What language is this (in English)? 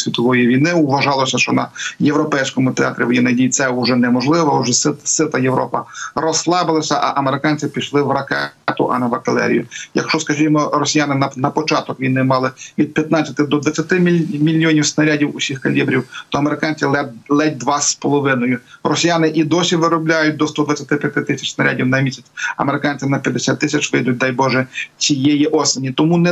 Ukrainian